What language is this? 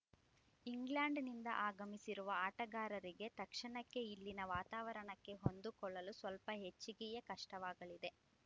Kannada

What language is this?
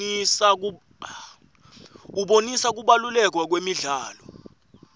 Swati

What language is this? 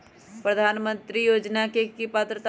Magahi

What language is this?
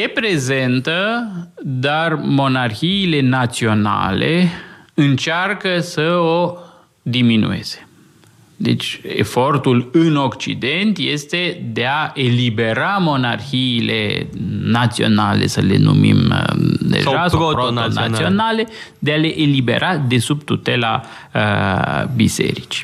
Romanian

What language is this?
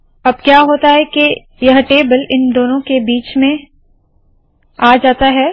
Hindi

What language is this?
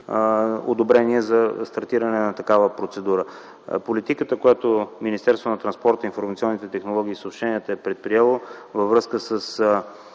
Bulgarian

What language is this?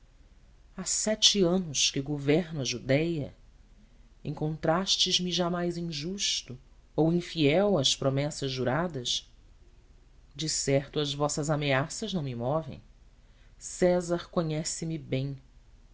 Portuguese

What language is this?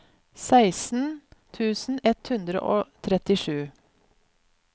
Norwegian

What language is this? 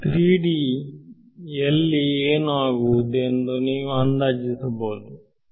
Kannada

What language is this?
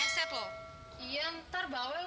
Indonesian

